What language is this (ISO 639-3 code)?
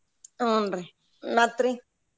kan